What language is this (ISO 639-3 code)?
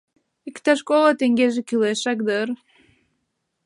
chm